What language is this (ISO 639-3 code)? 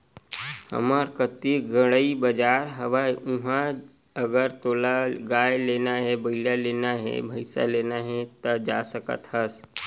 hne